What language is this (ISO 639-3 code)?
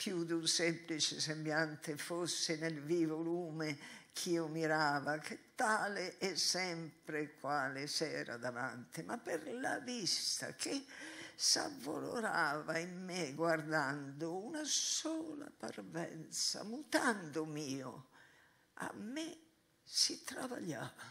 ita